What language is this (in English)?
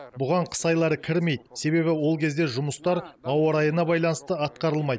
Kazakh